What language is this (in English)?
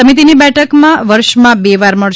Gujarati